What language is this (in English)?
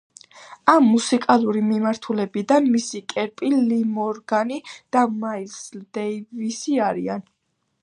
Georgian